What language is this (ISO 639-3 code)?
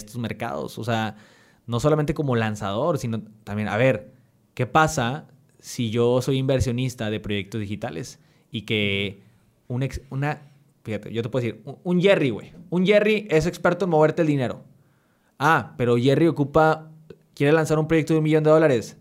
spa